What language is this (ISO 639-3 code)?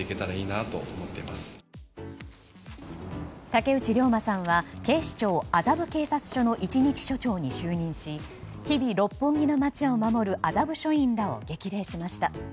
jpn